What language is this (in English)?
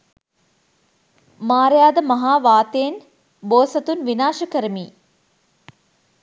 Sinhala